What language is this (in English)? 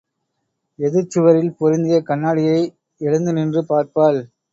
Tamil